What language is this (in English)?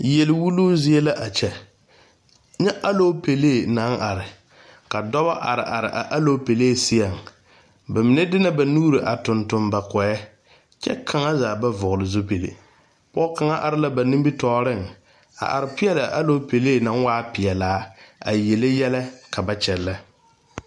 Southern Dagaare